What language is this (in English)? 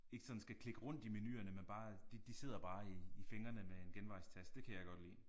Danish